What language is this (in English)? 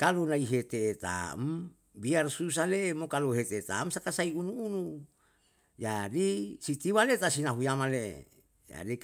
Yalahatan